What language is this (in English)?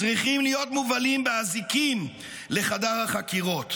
Hebrew